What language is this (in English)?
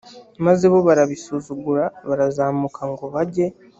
Kinyarwanda